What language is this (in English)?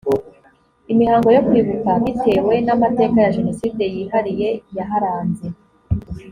Kinyarwanda